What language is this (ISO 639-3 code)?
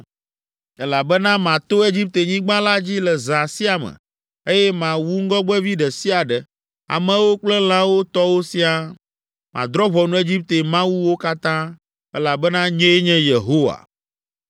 ewe